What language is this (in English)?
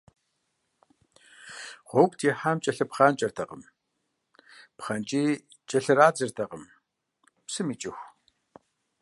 Kabardian